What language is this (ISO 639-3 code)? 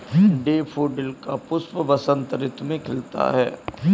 hin